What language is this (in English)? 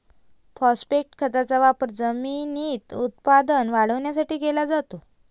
Marathi